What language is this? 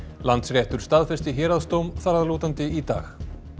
Icelandic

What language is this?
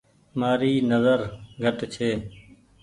Goaria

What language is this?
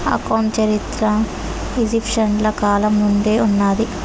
Telugu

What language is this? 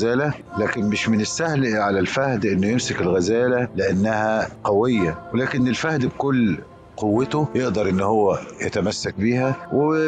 Arabic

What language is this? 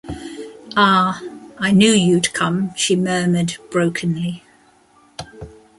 English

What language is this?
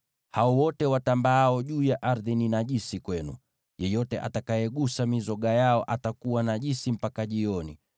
Swahili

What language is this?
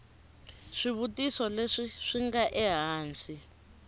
Tsonga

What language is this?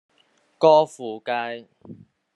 Cantonese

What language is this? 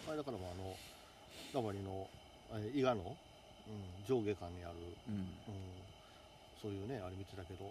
Japanese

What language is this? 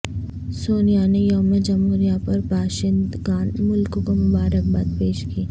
Urdu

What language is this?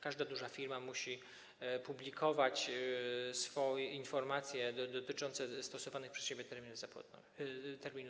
Polish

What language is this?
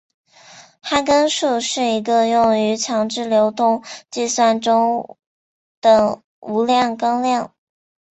Chinese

